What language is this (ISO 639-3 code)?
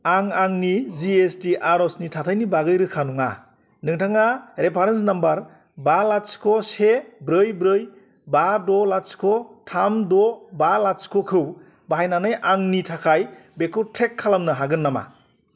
brx